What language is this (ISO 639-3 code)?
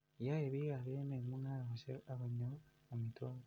kln